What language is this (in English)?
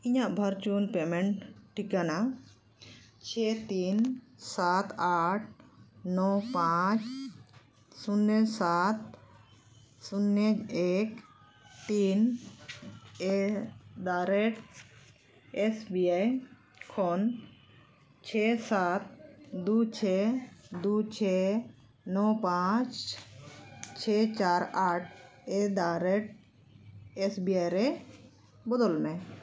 Santali